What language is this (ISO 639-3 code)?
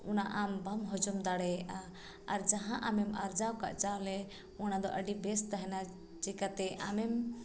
sat